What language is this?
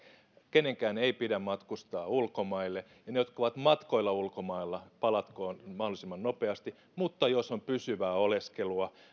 Finnish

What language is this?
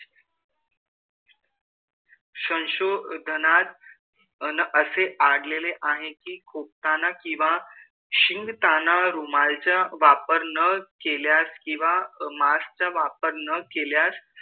Marathi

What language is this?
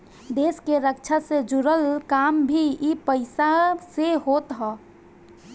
Bhojpuri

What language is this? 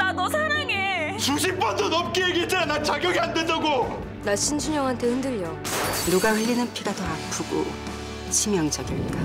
Korean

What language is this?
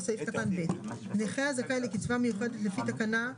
Hebrew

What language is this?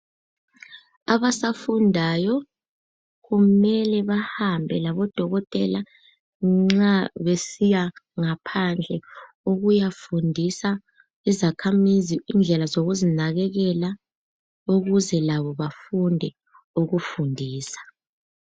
North Ndebele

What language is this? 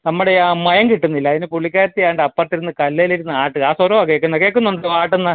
Malayalam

